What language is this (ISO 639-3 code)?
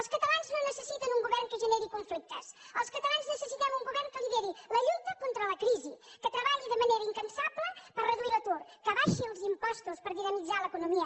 cat